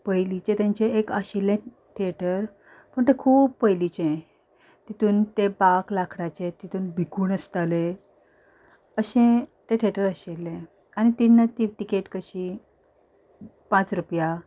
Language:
Konkani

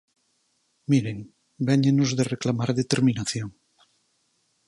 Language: Galician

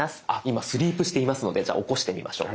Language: Japanese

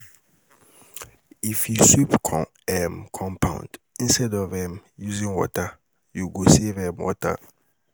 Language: Nigerian Pidgin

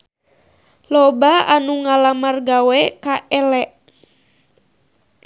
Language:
Sundanese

